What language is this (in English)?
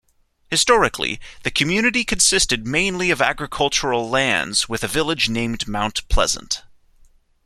English